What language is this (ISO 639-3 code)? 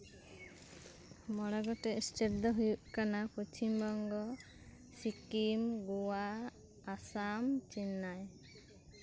sat